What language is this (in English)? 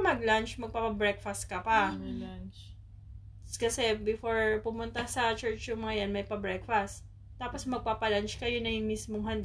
Filipino